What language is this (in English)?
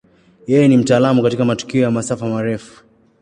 Swahili